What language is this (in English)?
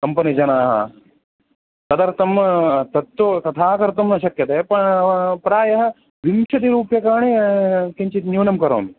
Sanskrit